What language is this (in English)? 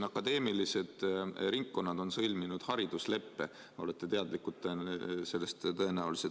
Estonian